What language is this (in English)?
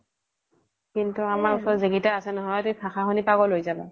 Assamese